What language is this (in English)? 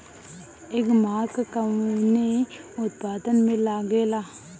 Bhojpuri